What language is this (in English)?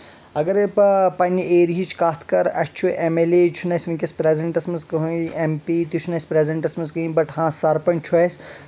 Kashmiri